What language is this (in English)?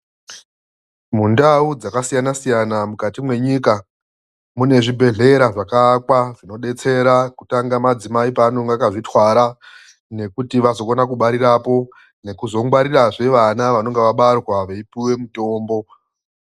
Ndau